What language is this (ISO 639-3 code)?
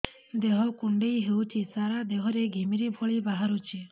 ori